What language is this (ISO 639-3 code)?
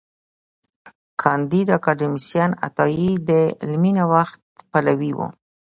pus